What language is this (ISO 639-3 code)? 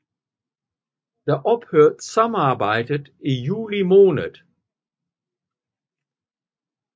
dan